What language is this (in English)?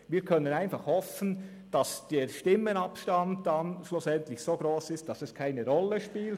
Swiss German